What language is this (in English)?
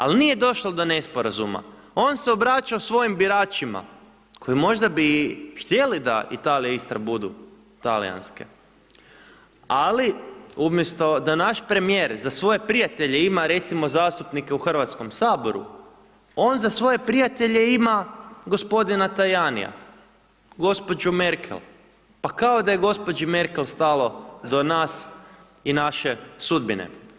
Croatian